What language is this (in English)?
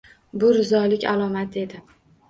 Uzbek